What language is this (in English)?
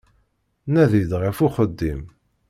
Kabyle